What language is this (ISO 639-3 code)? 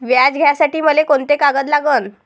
mar